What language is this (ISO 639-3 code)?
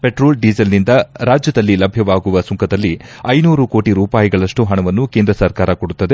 kan